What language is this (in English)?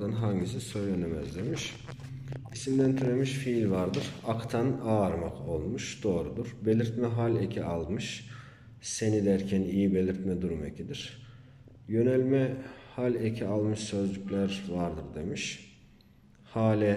Turkish